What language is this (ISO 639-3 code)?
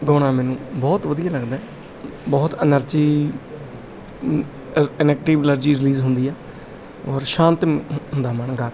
pan